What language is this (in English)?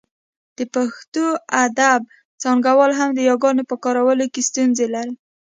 Pashto